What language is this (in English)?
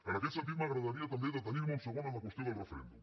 Catalan